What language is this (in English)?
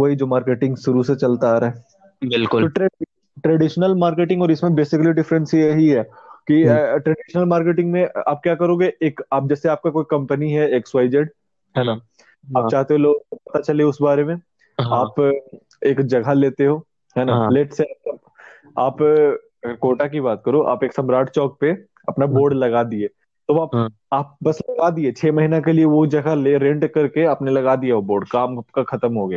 Hindi